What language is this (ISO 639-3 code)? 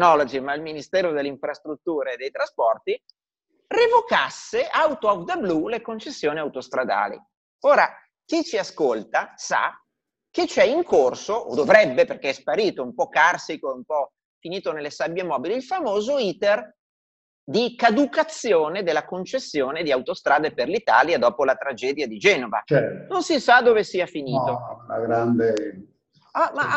ita